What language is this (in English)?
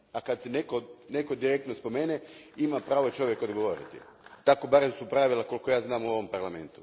Croatian